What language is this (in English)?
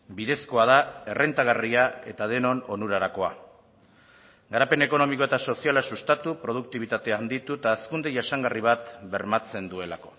Basque